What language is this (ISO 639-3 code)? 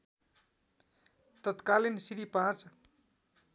nep